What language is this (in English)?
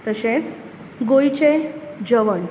Konkani